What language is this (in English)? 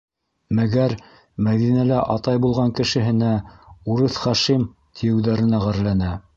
Bashkir